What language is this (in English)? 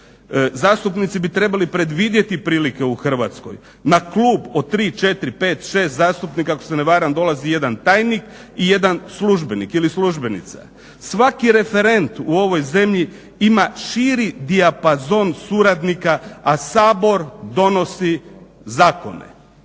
Croatian